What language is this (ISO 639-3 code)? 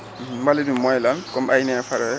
wol